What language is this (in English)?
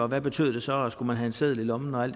Danish